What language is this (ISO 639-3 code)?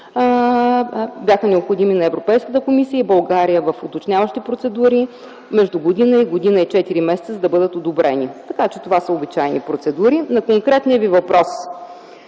bul